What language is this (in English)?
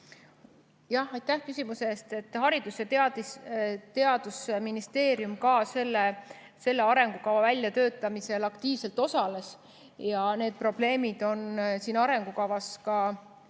Estonian